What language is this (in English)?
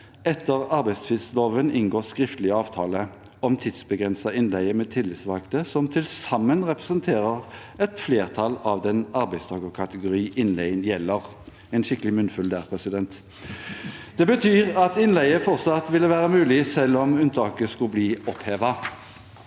Norwegian